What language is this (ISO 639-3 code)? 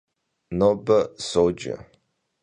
kbd